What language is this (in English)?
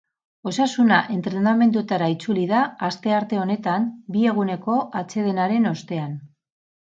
Basque